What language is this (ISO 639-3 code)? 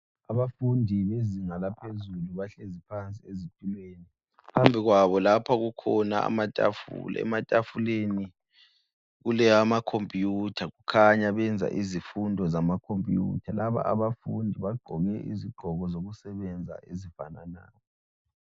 nde